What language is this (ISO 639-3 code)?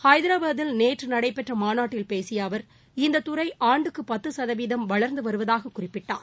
tam